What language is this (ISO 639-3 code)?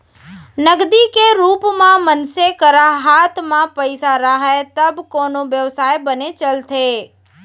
hne